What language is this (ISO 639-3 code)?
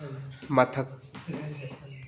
mni